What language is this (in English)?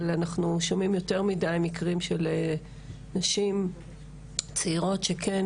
Hebrew